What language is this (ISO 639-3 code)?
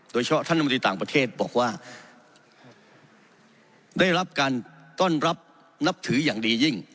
tha